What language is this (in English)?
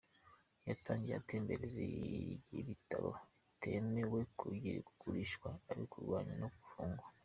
Kinyarwanda